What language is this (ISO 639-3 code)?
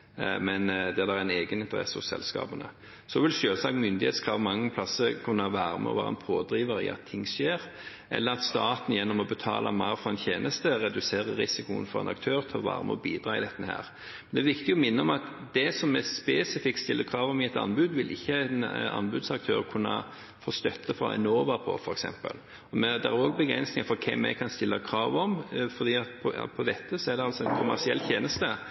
nob